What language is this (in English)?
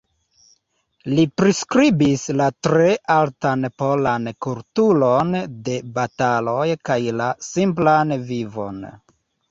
Esperanto